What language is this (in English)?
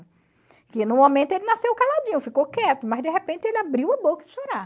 Portuguese